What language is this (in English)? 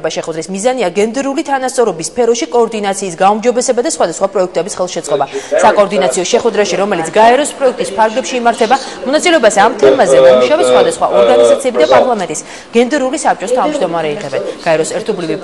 Romanian